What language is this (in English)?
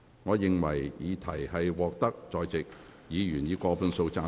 Cantonese